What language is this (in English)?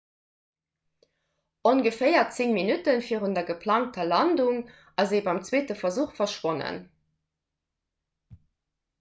Luxembourgish